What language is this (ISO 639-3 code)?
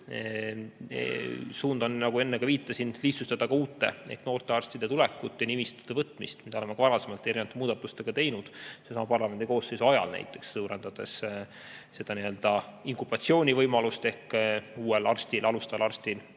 est